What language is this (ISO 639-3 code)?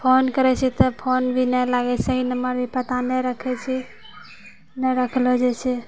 mai